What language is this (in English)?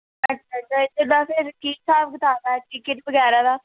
Punjabi